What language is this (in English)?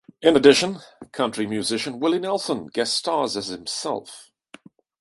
English